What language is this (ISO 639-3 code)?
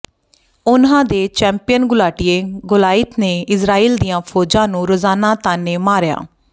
pan